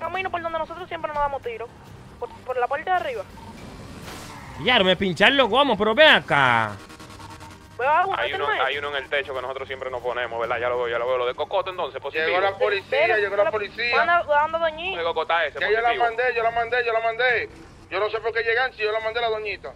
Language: Spanish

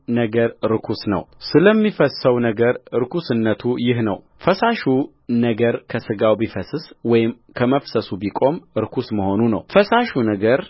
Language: Amharic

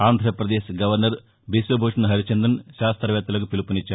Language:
Telugu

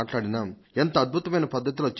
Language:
Telugu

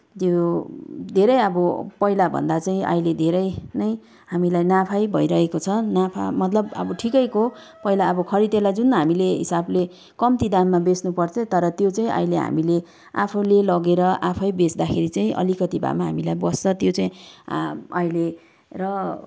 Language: Nepali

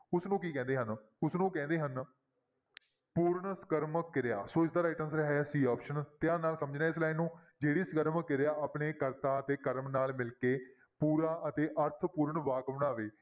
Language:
Punjabi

